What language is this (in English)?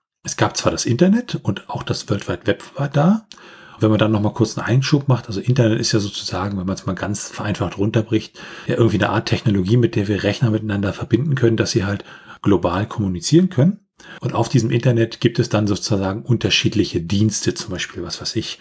German